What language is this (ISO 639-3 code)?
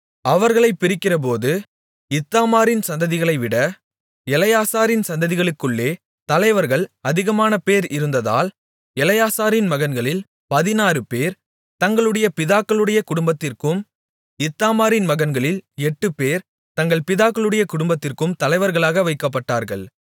tam